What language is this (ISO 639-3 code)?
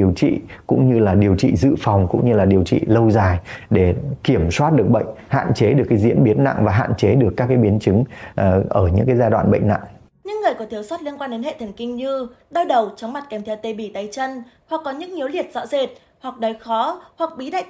vie